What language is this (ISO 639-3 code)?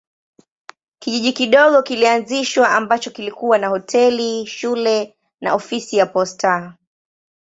swa